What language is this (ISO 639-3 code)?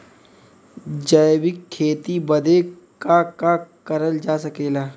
bho